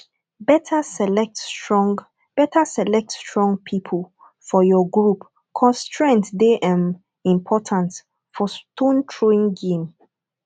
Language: Nigerian Pidgin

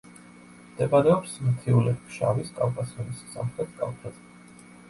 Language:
Georgian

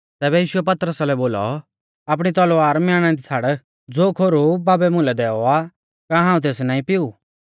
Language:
Mahasu Pahari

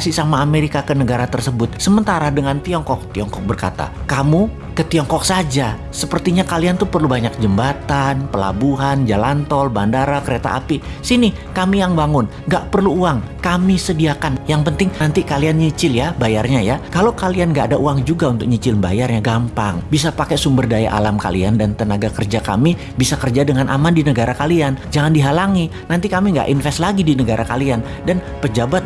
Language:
Indonesian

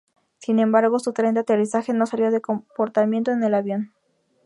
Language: Spanish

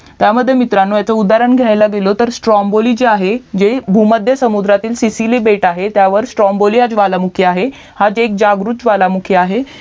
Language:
Marathi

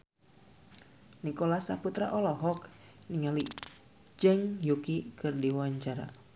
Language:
Sundanese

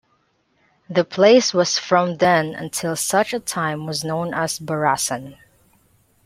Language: English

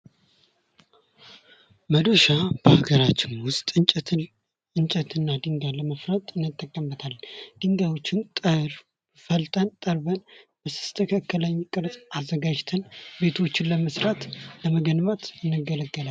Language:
Amharic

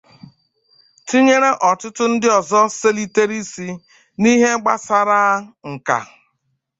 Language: Igbo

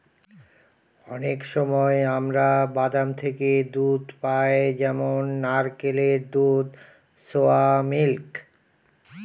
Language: Bangla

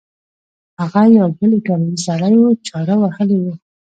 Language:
Pashto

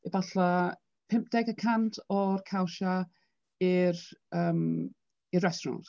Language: Welsh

